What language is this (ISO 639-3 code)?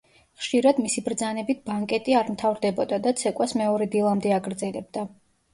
kat